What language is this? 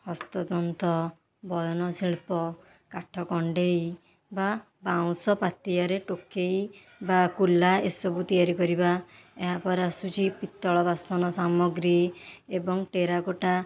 Odia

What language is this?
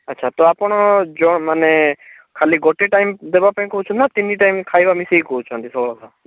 Odia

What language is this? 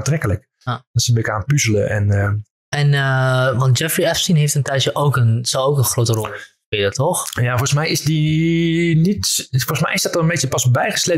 Dutch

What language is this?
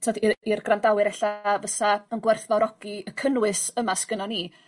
Welsh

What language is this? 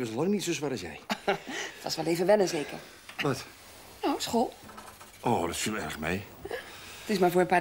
Dutch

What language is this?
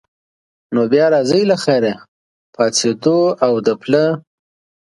Pashto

